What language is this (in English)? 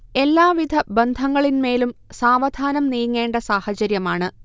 Malayalam